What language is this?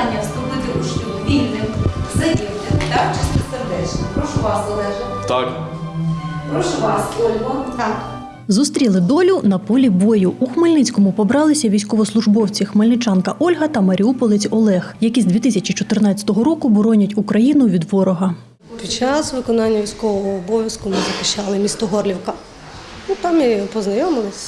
Ukrainian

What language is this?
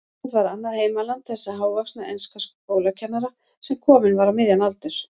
Icelandic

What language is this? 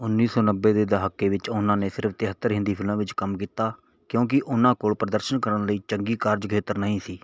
Punjabi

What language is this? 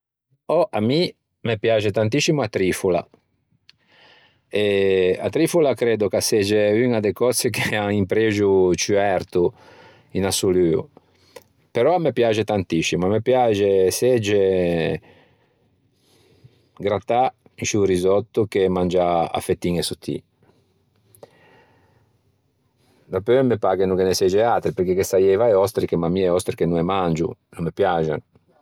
Ligurian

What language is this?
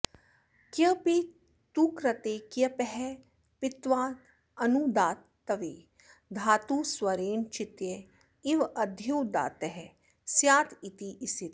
Sanskrit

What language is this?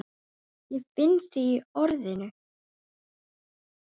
Icelandic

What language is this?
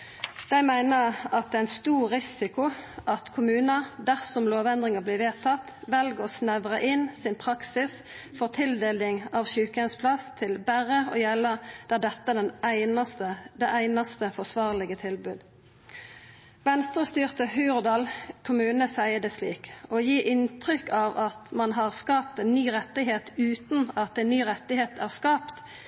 Norwegian Nynorsk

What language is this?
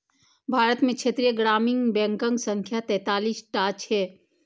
Maithili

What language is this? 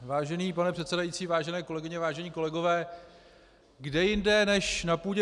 Czech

